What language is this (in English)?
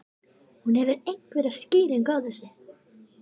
Icelandic